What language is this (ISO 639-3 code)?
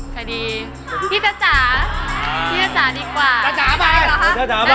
tha